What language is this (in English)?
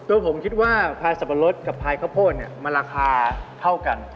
Thai